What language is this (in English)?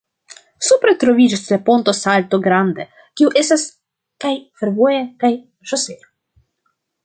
Esperanto